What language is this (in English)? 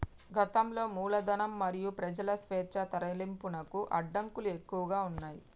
Telugu